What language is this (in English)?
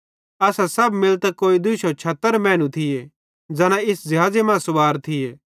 Bhadrawahi